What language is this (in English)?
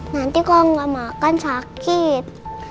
Indonesian